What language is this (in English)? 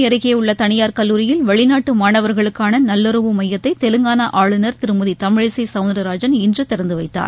Tamil